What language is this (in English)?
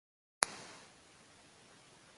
Portuguese